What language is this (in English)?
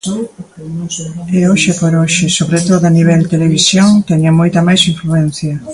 Galician